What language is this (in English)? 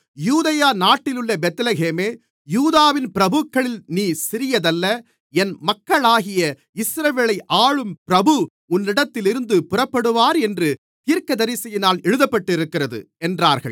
Tamil